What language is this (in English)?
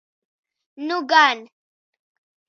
Latvian